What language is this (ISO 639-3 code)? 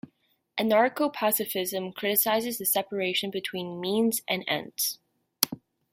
eng